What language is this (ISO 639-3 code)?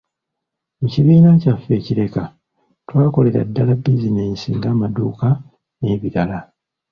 lug